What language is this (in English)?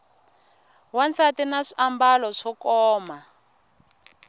Tsonga